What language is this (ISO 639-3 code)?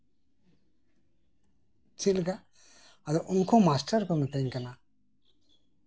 sat